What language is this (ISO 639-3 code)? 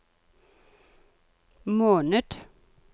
nor